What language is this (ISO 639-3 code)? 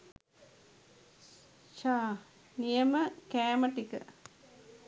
sin